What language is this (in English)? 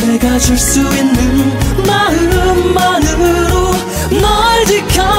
Korean